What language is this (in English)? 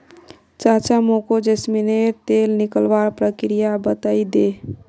Magahi